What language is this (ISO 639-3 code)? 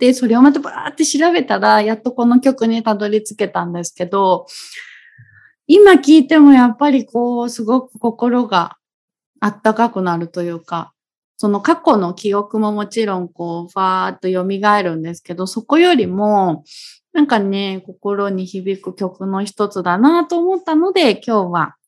jpn